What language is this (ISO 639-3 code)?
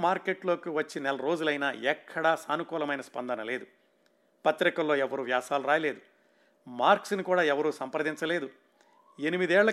tel